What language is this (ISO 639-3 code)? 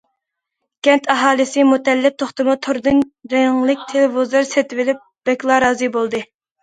uig